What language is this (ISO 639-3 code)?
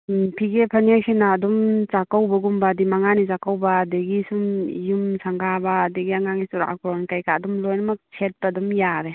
mni